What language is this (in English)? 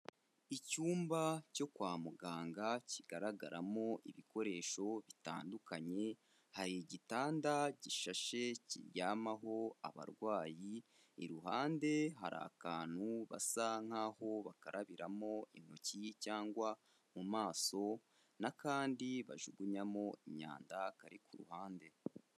Kinyarwanda